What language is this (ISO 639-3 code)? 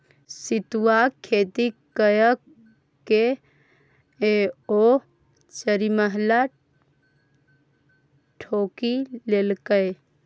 mai